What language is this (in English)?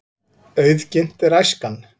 Icelandic